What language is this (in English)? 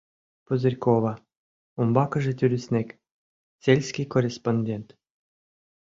Mari